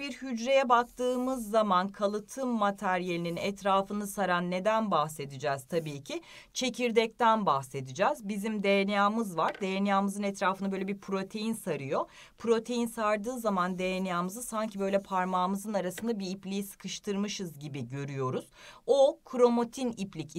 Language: Turkish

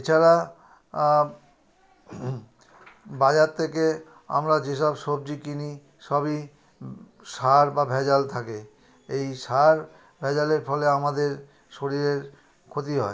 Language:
Bangla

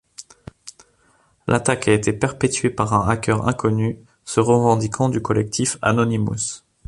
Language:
French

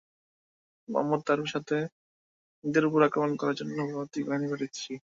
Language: Bangla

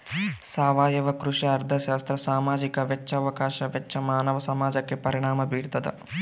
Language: Kannada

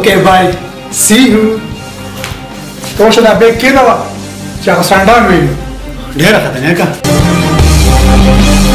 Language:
Arabic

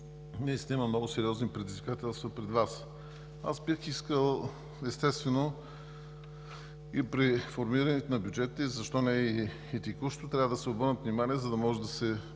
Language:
Bulgarian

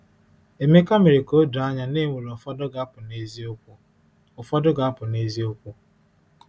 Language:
Igbo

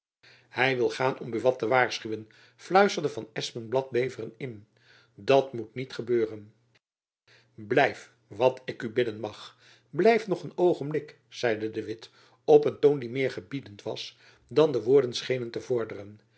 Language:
Dutch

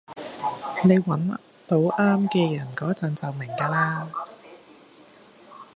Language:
Cantonese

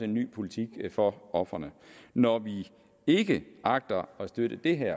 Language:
Danish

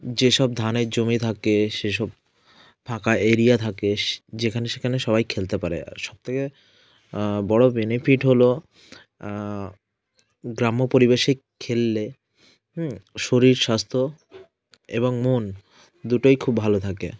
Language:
Bangla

